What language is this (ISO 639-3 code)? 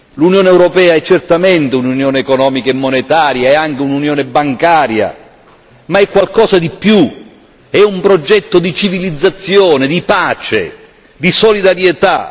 ita